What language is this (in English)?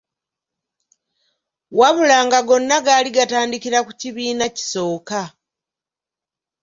Ganda